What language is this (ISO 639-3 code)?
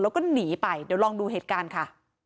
tha